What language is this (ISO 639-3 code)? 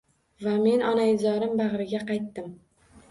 uzb